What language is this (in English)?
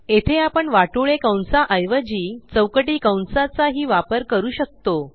Marathi